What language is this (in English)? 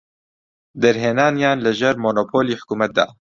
Central Kurdish